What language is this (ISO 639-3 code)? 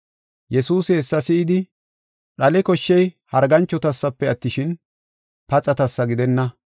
gof